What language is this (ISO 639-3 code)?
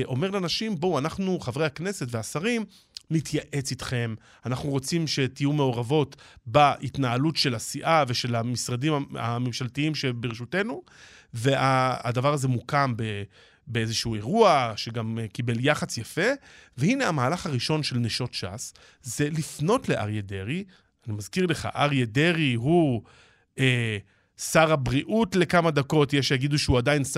heb